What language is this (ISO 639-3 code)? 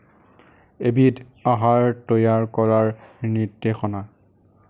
asm